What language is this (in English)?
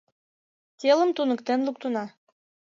Mari